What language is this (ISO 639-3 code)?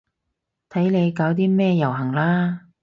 yue